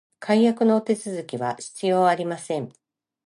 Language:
Japanese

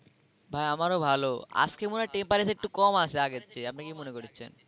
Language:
Bangla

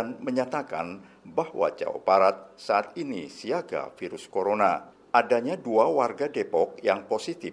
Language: Indonesian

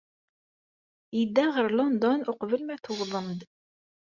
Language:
Kabyle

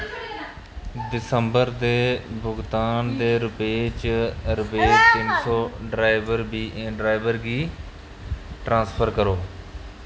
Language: Dogri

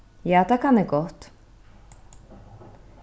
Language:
Faroese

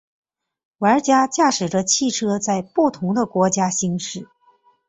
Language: Chinese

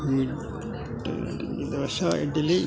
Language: Malayalam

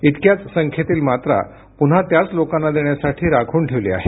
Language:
Marathi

